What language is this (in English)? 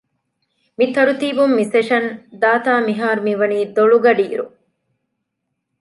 Divehi